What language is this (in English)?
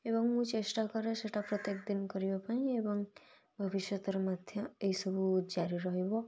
Odia